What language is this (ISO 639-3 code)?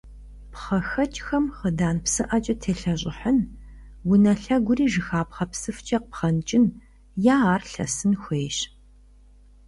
kbd